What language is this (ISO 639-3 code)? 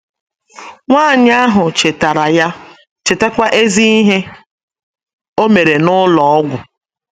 ibo